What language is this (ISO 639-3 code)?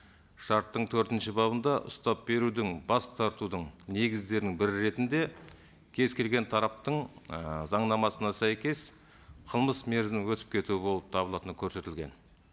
kaz